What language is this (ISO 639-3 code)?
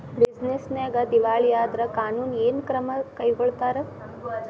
kan